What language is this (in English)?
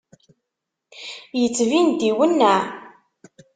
Kabyle